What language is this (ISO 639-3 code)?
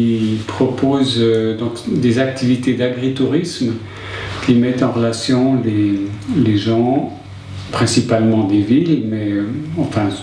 fra